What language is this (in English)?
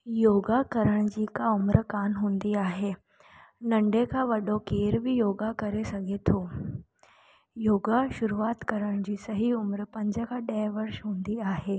Sindhi